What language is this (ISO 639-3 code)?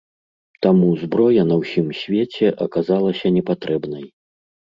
bel